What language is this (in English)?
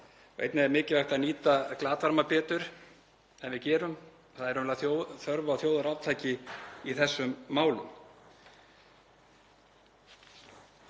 Icelandic